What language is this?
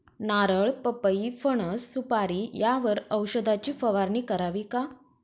Marathi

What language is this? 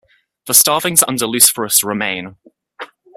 English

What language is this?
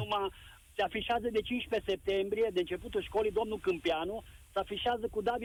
Romanian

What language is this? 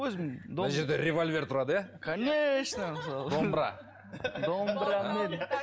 Kazakh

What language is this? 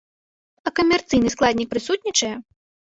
Belarusian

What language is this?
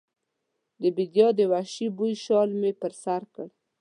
Pashto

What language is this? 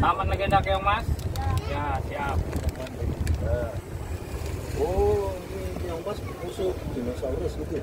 Indonesian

